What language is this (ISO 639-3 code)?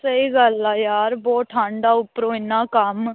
pan